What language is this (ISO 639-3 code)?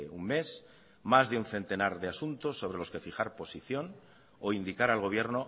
spa